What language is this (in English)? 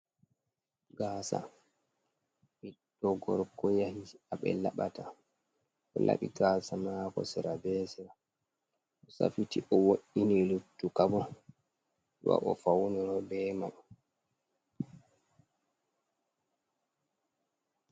Fula